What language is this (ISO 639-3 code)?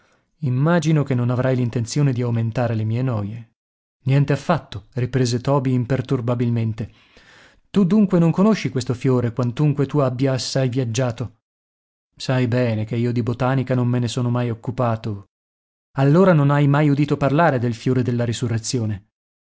ita